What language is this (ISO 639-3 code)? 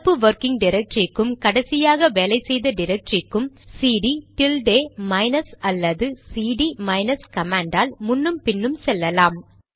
tam